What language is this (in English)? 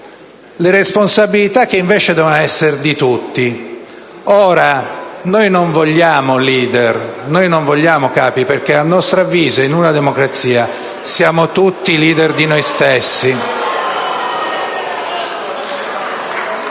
Italian